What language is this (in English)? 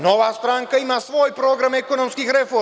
Serbian